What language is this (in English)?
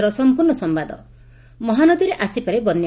Odia